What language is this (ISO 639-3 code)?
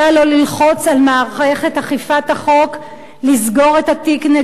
heb